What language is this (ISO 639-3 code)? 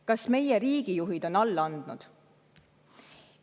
est